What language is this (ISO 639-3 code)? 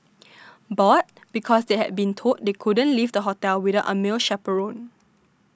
eng